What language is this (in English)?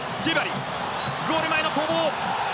Japanese